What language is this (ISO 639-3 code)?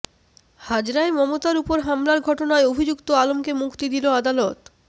ben